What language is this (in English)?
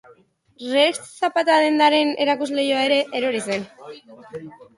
Basque